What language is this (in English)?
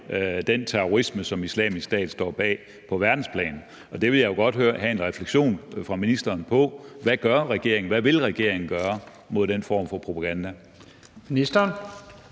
Danish